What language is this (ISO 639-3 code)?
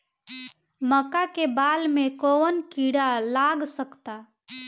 bho